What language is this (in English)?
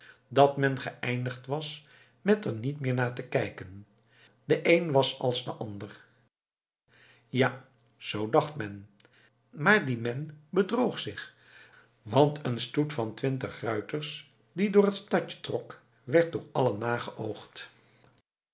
Dutch